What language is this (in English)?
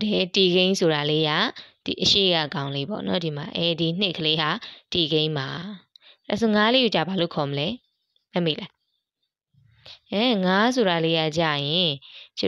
Vietnamese